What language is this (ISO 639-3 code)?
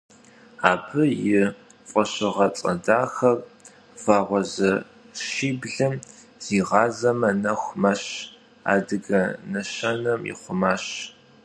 kbd